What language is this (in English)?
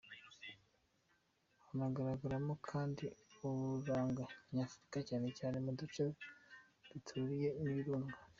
Kinyarwanda